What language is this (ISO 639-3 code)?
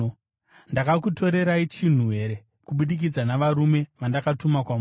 sna